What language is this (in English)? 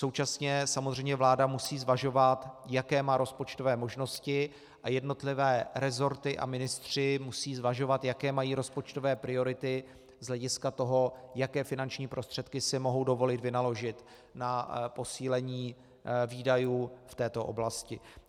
Czech